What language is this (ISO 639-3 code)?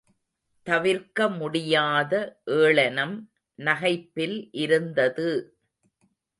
tam